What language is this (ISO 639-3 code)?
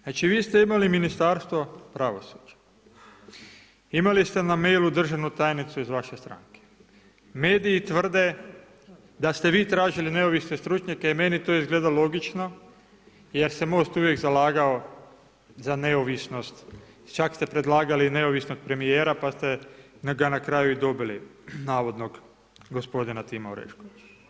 hrv